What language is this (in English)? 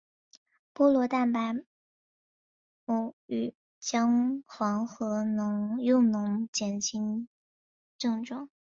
Chinese